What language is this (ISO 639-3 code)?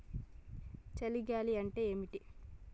tel